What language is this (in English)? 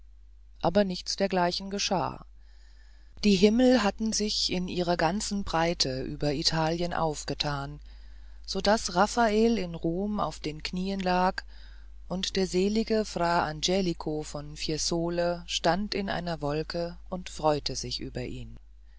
German